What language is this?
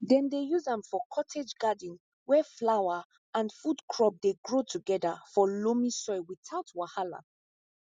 Nigerian Pidgin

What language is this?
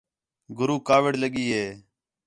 Khetrani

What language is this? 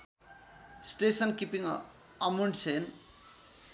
Nepali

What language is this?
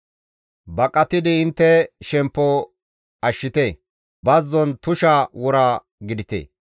Gamo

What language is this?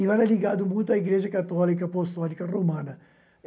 Portuguese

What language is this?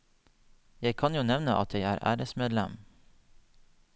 Norwegian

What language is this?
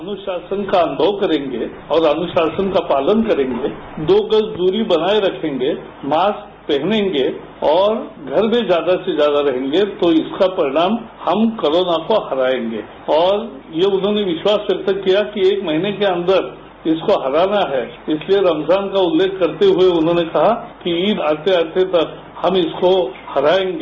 Hindi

